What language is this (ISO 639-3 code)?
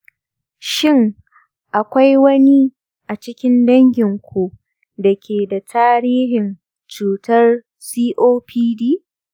hau